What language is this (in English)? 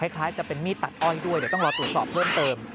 Thai